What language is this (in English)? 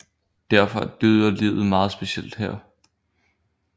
Danish